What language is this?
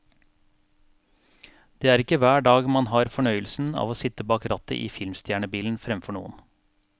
Norwegian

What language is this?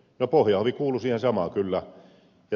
Finnish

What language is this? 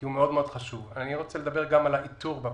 Hebrew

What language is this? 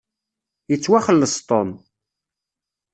Kabyle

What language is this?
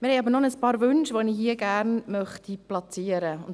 Swiss German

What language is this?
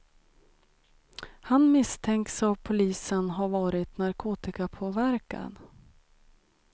Swedish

